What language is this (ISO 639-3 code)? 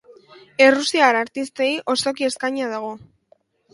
eus